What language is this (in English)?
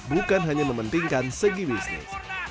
Indonesian